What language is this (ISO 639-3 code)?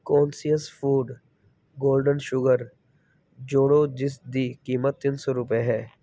pan